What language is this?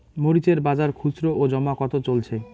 Bangla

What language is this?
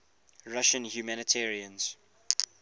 English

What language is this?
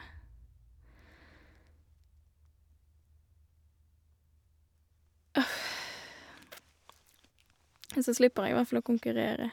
Norwegian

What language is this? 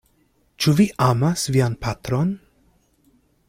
Esperanto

